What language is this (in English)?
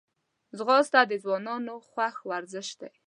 Pashto